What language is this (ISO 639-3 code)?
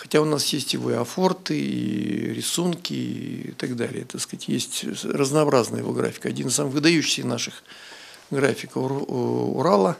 rus